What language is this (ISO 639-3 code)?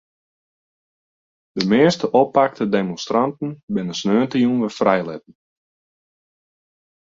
fry